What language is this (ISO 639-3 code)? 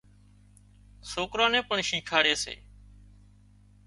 kxp